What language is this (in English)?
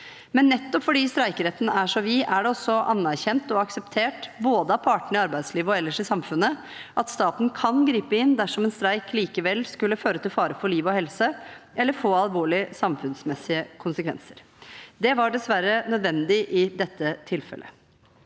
Norwegian